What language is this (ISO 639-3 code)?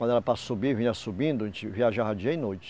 por